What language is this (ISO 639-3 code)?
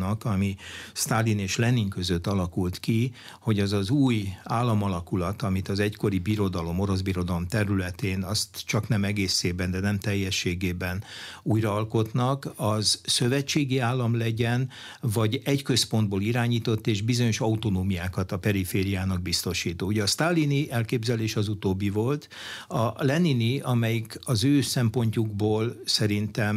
hun